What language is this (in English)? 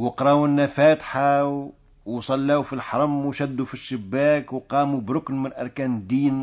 Arabic